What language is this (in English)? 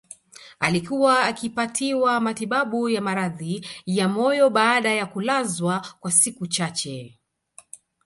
Swahili